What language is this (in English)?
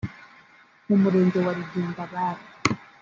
Kinyarwanda